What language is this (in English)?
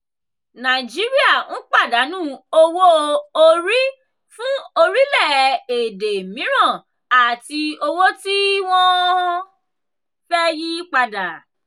Yoruba